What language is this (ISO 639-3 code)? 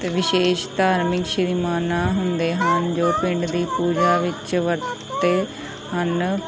pan